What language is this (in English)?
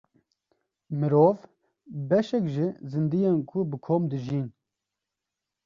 Kurdish